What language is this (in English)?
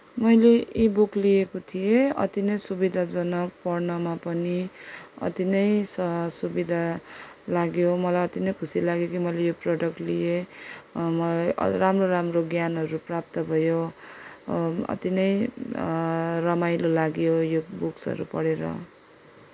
Nepali